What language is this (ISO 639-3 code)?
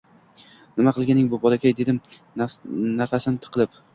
uzb